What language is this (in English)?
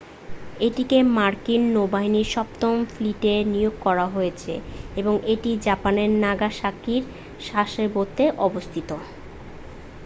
Bangla